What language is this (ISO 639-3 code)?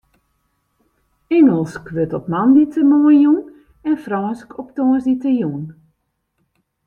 fry